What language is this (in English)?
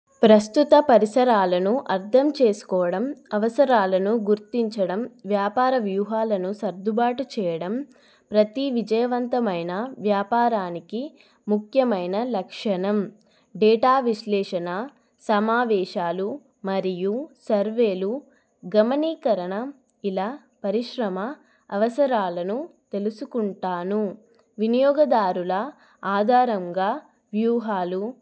Telugu